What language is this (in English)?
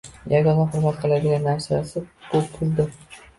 Uzbek